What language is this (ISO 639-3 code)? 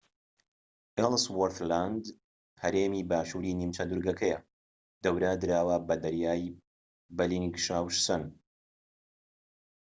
ckb